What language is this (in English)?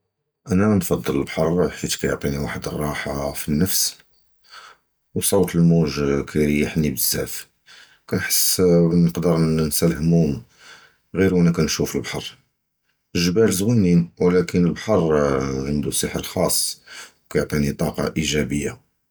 Judeo-Arabic